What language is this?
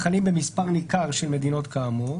Hebrew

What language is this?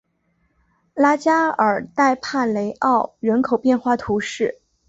Chinese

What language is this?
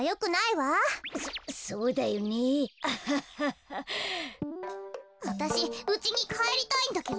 Japanese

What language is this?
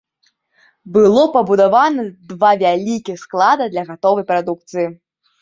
Belarusian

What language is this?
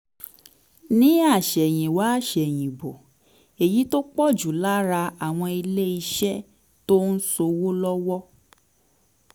Yoruba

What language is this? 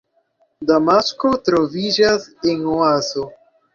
Esperanto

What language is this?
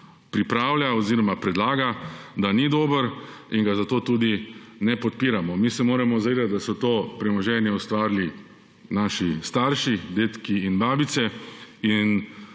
Slovenian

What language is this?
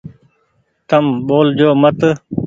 Goaria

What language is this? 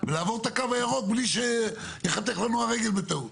Hebrew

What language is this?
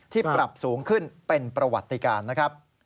Thai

